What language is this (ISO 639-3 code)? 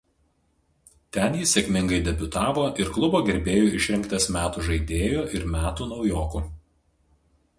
lit